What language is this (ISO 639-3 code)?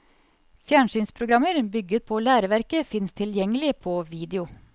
nor